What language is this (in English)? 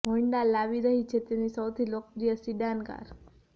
Gujarati